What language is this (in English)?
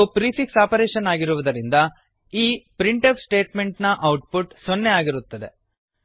Kannada